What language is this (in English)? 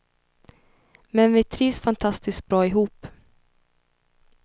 Swedish